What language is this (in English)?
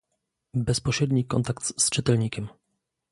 Polish